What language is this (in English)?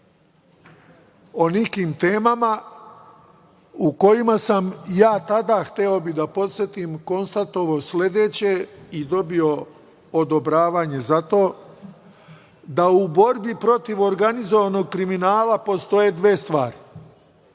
Serbian